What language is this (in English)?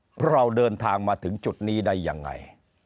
Thai